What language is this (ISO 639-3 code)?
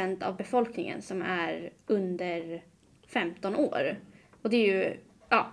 swe